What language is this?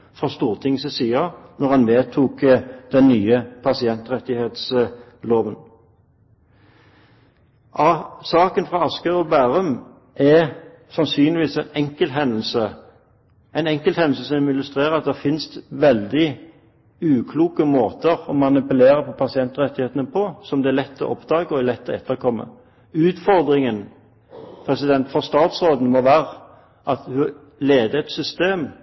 Norwegian Bokmål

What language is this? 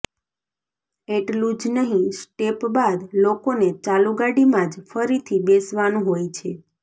Gujarati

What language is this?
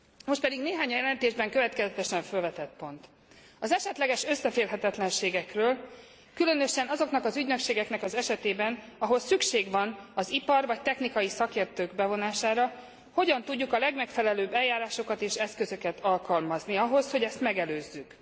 Hungarian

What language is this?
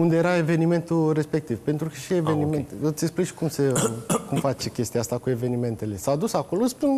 Romanian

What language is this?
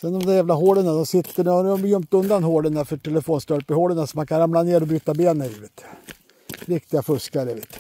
Swedish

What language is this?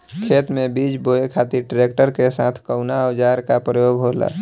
Bhojpuri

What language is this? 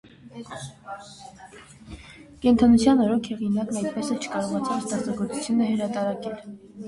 Armenian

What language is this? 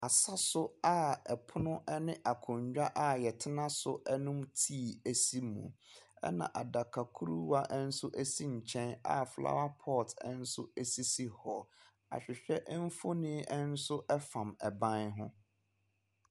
Akan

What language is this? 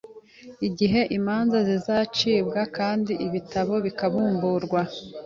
Kinyarwanda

